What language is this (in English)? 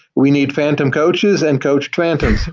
English